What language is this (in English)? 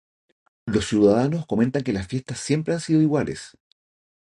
Spanish